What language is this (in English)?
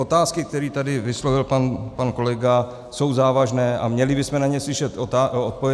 Czech